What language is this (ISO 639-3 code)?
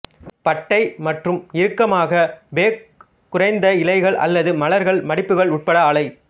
tam